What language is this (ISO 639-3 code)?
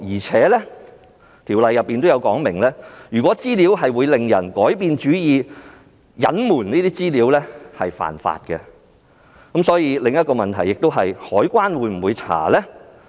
yue